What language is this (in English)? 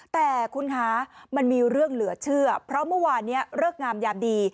Thai